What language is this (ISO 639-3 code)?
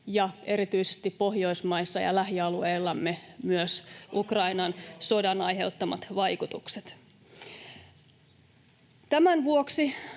fin